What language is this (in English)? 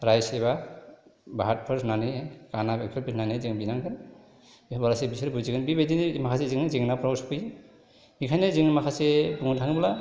Bodo